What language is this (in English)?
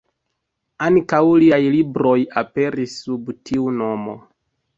Esperanto